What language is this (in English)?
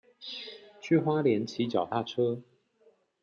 Chinese